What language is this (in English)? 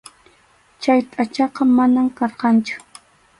Arequipa-La Unión Quechua